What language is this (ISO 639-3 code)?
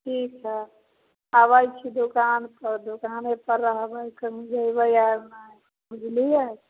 mai